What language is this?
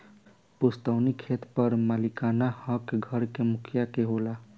Bhojpuri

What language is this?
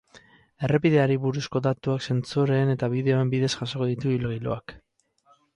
Basque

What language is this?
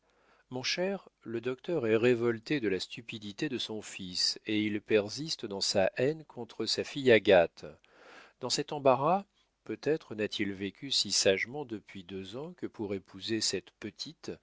French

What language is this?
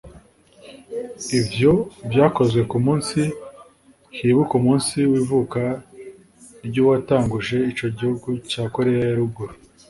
Kinyarwanda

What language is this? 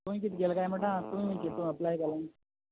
Konkani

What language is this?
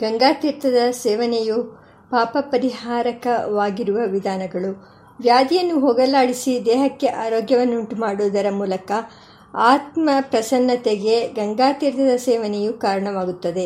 Kannada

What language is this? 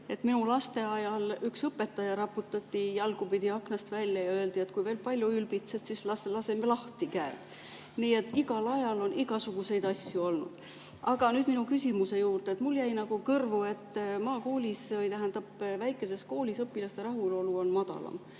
Estonian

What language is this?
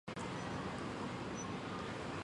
Chinese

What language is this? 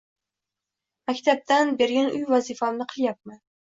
Uzbek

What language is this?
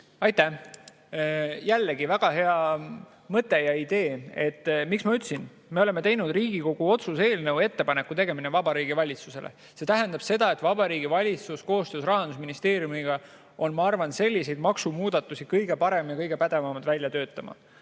Estonian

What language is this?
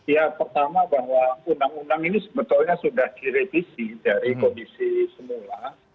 Indonesian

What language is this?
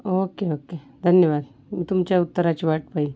Marathi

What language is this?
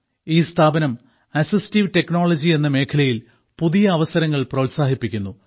Malayalam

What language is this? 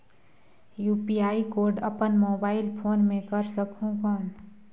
Chhattisgarhi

